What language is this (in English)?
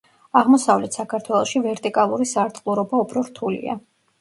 Georgian